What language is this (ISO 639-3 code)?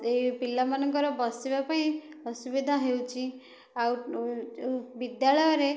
ori